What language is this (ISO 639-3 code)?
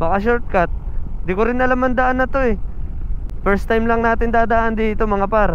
fil